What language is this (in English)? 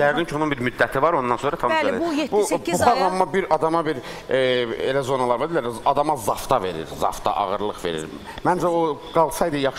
Turkish